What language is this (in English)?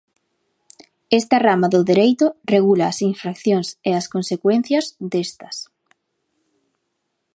Galician